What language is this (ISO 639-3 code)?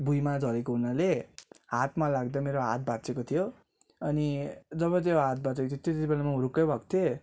nep